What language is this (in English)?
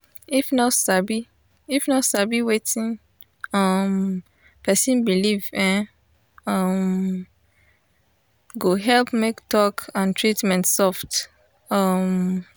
Nigerian Pidgin